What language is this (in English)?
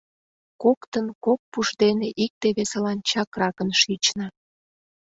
Mari